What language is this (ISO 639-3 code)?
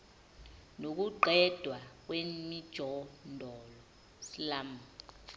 zul